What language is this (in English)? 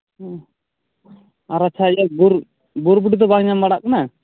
Santali